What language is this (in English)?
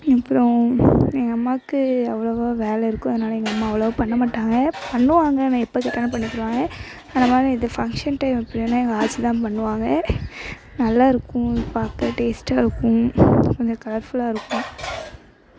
Tamil